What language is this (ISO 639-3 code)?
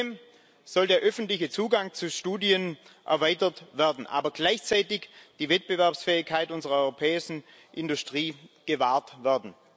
deu